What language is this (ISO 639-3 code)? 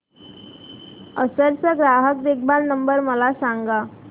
mar